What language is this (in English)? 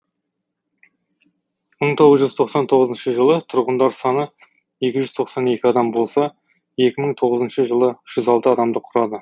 Kazakh